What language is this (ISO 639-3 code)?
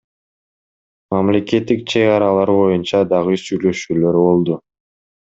kir